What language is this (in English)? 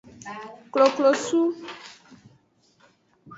Aja (Benin)